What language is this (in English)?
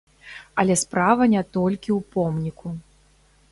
Belarusian